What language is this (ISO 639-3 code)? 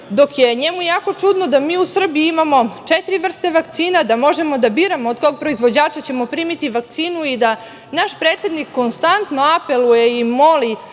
srp